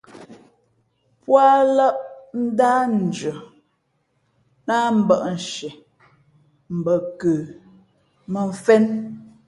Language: Fe'fe'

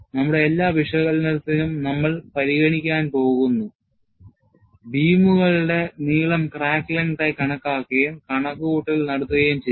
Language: Malayalam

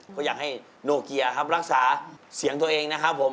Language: Thai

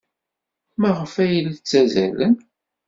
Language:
Kabyle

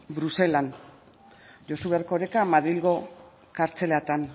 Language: Basque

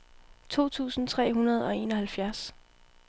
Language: Danish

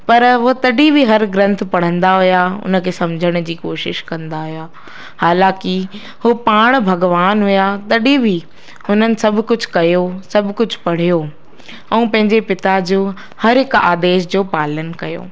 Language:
Sindhi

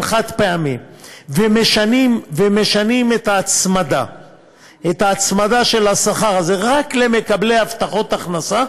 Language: Hebrew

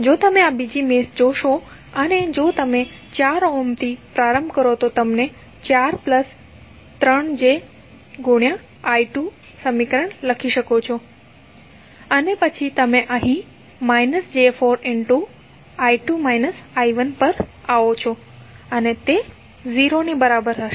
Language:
Gujarati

